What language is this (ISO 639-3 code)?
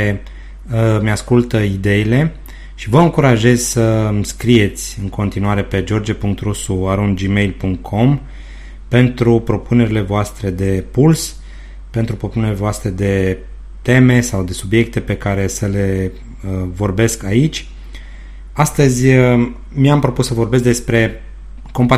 ron